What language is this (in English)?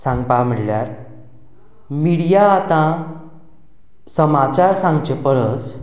Konkani